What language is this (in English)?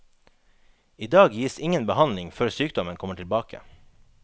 Norwegian